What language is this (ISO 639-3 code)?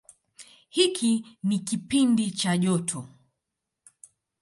swa